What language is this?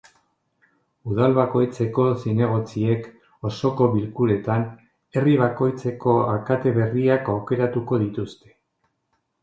Basque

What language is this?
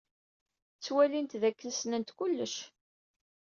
Kabyle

